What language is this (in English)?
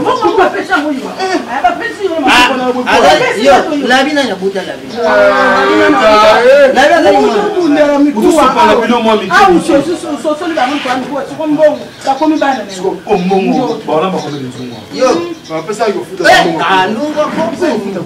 French